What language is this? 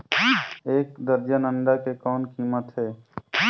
Chhattisgarhi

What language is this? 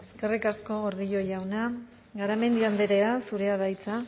Basque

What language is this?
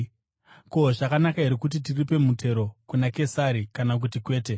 Shona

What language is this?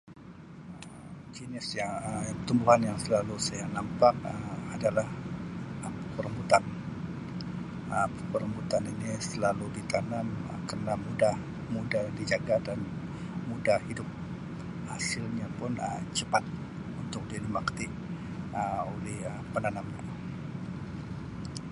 Sabah Malay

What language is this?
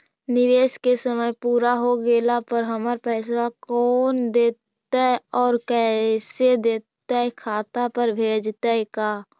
Magahi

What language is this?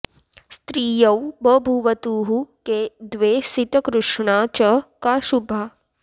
Sanskrit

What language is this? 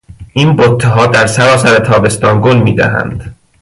Persian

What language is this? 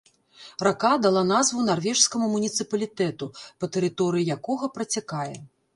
Belarusian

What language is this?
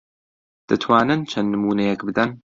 Central Kurdish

